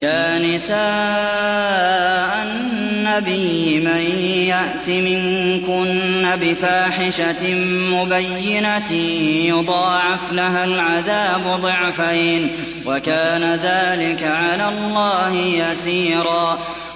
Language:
Arabic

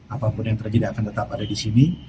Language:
Indonesian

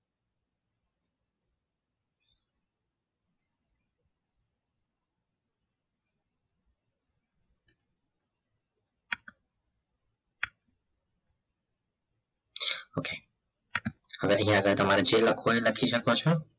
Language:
Gujarati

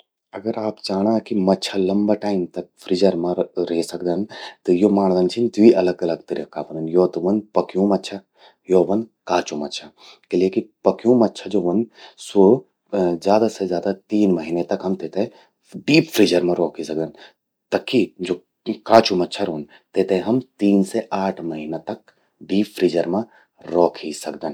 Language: Garhwali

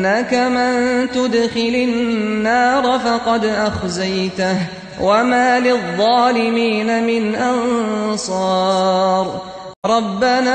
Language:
Arabic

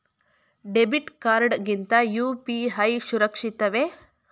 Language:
Kannada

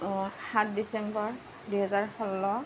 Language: Assamese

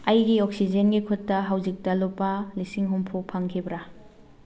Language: Manipuri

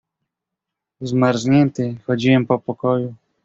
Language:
Polish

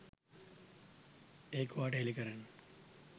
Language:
Sinhala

